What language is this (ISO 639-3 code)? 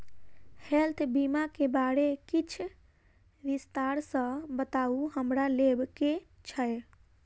mai